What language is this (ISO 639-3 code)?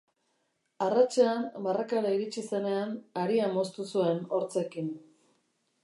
eus